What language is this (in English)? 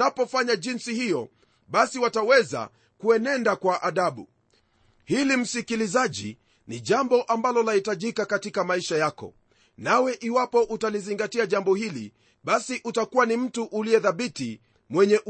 Swahili